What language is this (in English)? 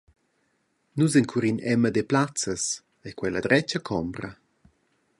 Romansh